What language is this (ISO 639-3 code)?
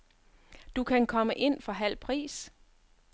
dan